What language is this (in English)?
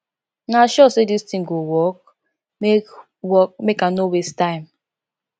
Nigerian Pidgin